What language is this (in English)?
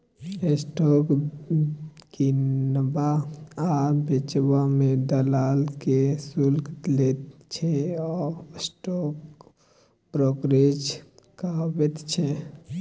Maithili